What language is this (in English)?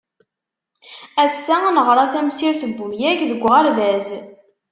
Kabyle